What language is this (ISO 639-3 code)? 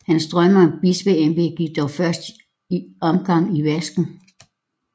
dan